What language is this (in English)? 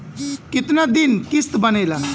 Bhojpuri